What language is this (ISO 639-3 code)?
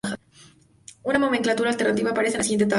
spa